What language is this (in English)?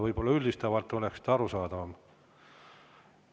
Estonian